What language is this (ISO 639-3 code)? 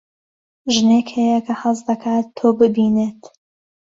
ckb